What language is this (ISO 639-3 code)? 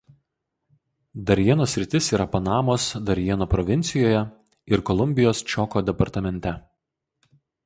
lit